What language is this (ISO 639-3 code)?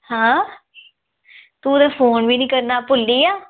doi